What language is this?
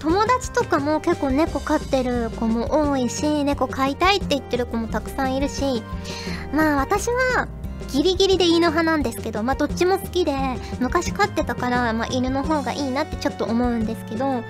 Japanese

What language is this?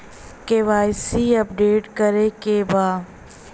Bhojpuri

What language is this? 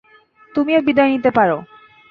Bangla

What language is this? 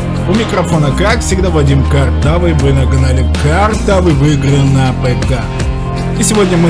Russian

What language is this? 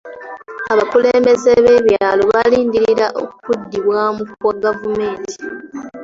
Ganda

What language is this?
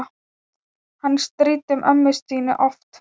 Icelandic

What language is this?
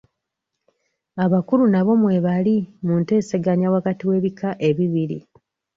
Ganda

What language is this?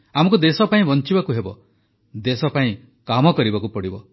Odia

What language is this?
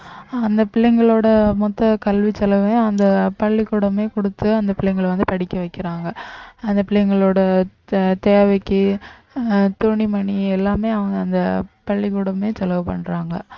Tamil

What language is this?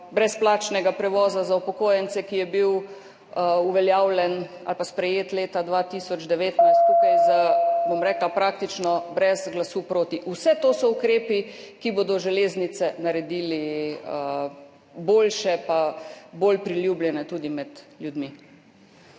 Slovenian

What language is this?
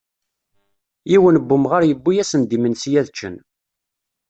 Kabyle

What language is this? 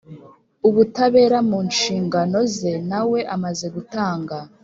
Kinyarwanda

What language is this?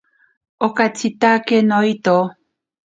Ashéninka Perené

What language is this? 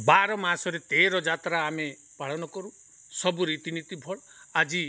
Odia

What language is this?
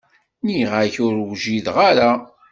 Kabyle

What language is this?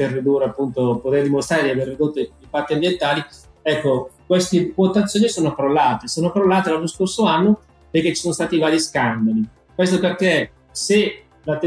Italian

